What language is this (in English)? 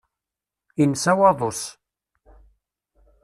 Kabyle